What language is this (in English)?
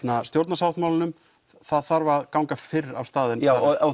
Icelandic